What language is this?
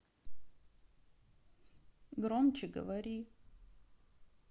Russian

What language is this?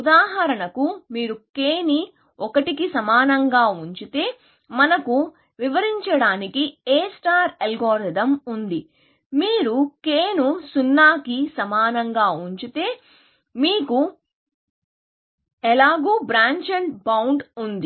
Telugu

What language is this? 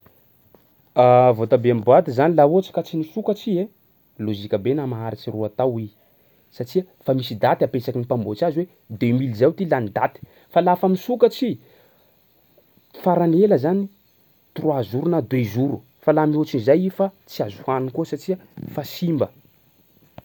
Sakalava Malagasy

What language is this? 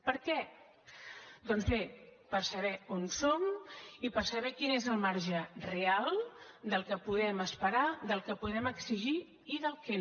Catalan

